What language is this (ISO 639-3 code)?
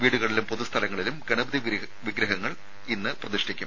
mal